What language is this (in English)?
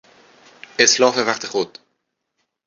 Persian